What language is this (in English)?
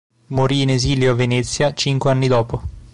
Italian